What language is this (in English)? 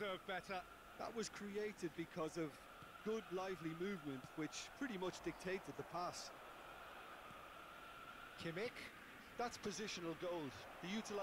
Turkish